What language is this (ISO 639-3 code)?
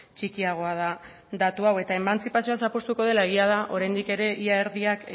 eus